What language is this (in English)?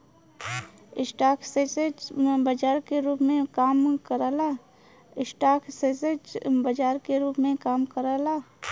Bhojpuri